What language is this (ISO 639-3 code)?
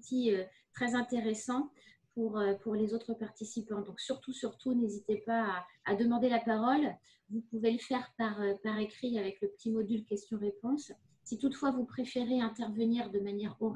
fra